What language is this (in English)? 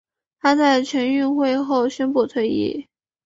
Chinese